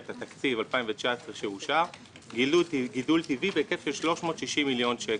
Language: Hebrew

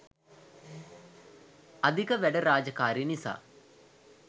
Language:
Sinhala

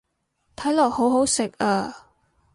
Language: Cantonese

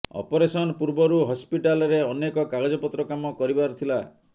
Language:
Odia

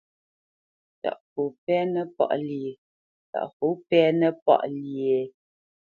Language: Bamenyam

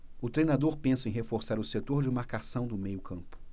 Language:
Portuguese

